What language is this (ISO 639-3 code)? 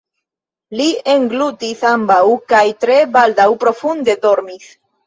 epo